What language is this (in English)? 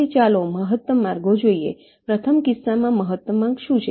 Gujarati